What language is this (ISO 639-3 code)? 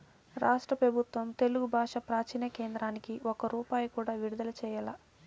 tel